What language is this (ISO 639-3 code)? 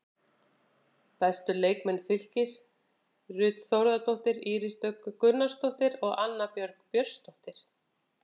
isl